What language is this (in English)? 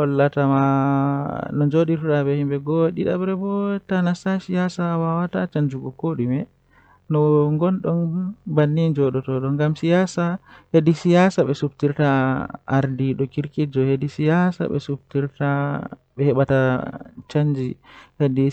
Western Niger Fulfulde